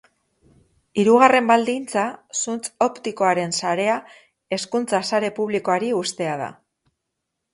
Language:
Basque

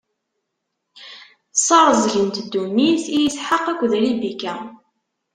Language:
Kabyle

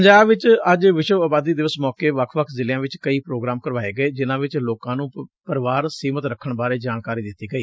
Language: Punjabi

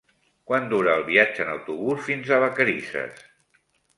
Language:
Catalan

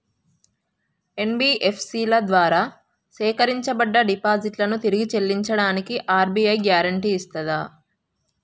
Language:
Telugu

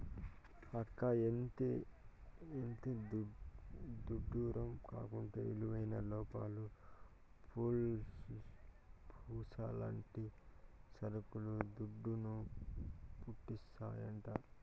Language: Telugu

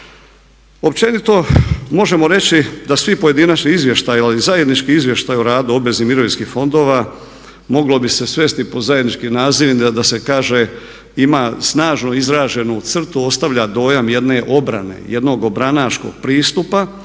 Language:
Croatian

